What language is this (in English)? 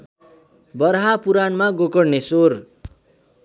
Nepali